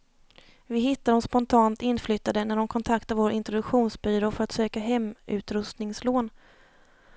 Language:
Swedish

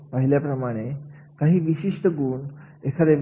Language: Marathi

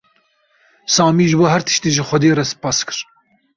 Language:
Kurdish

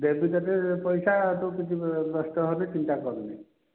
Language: Odia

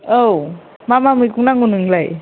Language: Bodo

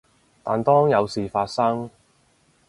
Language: Cantonese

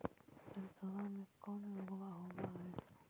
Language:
Magahi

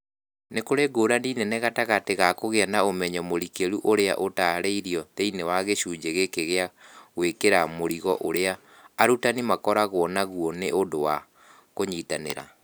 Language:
Kikuyu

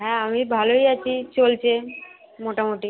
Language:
Bangla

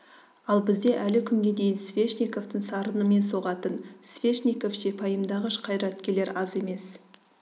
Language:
Kazakh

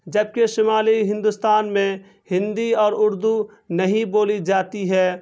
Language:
Urdu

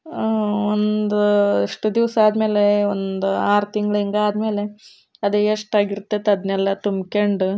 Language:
Kannada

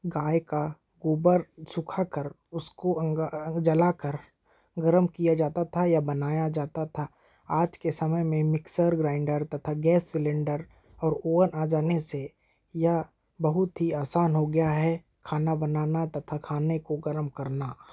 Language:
Hindi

